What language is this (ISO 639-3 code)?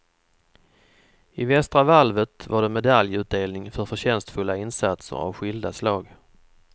swe